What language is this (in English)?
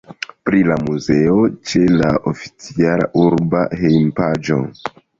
Esperanto